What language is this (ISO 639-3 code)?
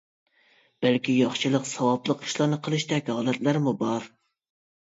uig